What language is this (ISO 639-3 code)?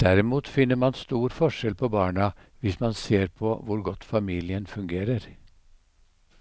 nor